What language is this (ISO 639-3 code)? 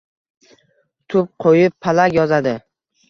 uzb